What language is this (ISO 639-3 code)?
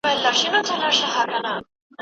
pus